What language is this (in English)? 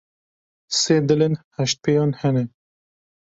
Kurdish